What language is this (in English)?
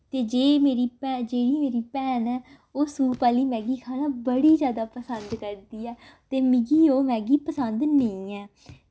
Dogri